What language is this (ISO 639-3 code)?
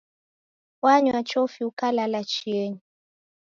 dav